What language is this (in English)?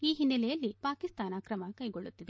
Kannada